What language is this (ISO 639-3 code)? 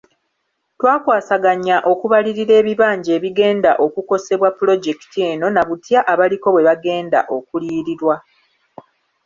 lug